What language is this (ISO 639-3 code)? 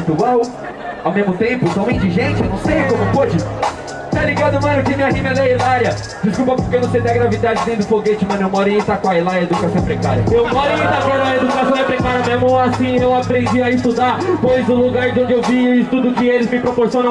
por